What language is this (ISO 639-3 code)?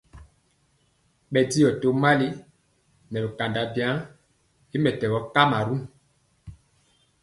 mcx